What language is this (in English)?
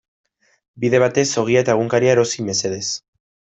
Basque